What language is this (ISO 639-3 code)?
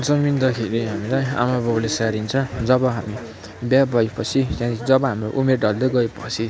nep